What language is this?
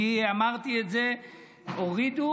Hebrew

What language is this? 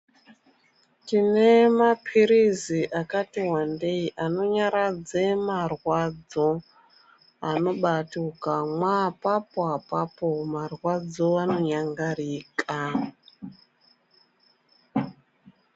Ndau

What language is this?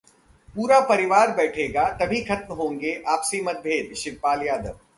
Hindi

